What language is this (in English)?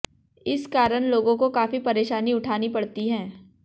Hindi